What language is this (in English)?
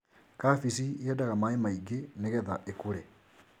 Kikuyu